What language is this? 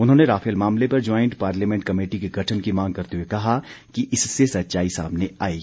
Hindi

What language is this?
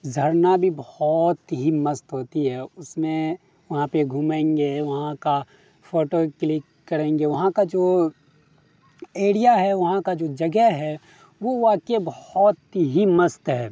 Urdu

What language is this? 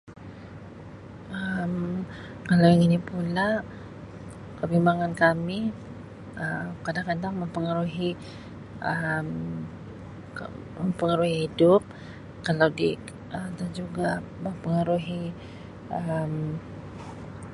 Sabah Malay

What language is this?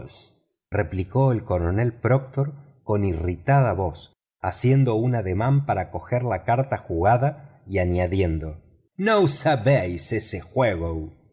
Spanish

